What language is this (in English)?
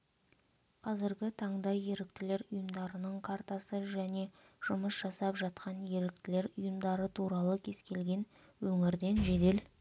Kazakh